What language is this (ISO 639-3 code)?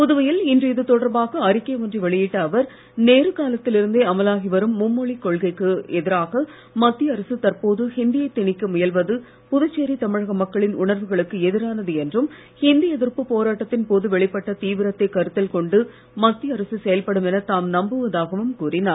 tam